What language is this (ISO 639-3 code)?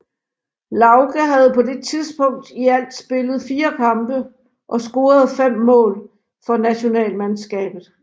dan